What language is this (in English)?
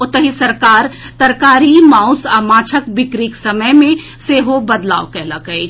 Maithili